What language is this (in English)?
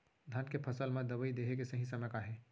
Chhattisgarhi